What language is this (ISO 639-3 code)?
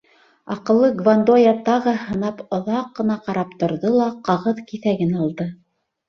bak